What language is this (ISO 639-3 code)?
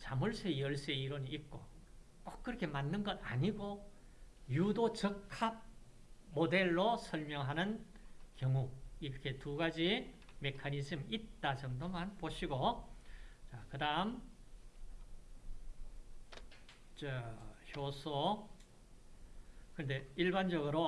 kor